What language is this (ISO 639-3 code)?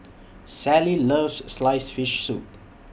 eng